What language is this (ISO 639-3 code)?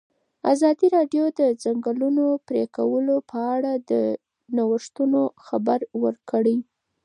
pus